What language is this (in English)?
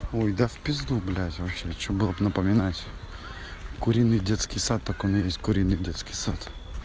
Russian